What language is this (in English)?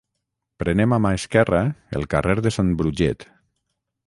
Catalan